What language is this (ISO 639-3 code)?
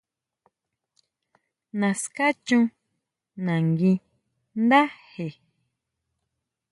mau